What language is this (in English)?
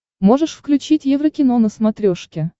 Russian